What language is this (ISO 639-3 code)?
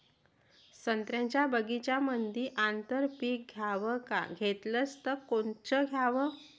mar